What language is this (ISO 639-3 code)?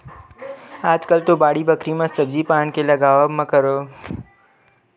hne